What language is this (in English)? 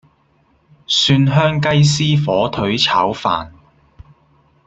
Cantonese